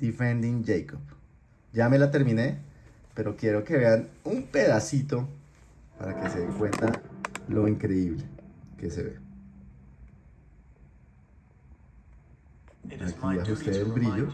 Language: Spanish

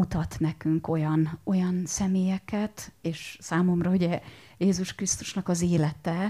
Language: Hungarian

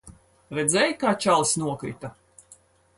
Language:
Latvian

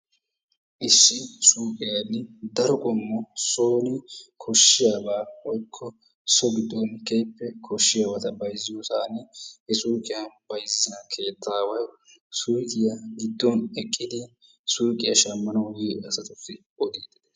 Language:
Wolaytta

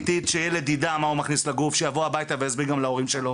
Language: Hebrew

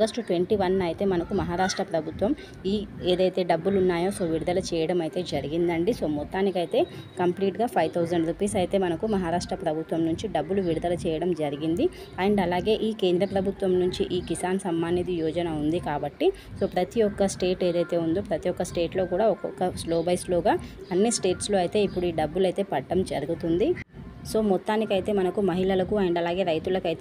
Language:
Telugu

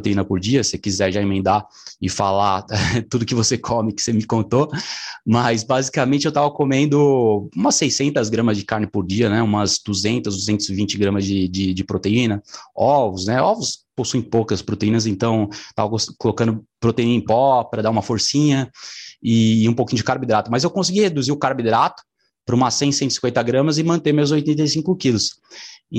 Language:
Portuguese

